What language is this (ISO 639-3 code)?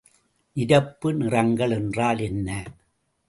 tam